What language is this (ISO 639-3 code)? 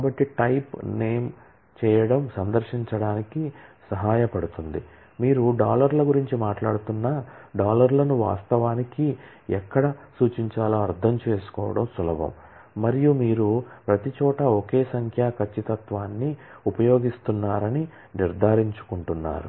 tel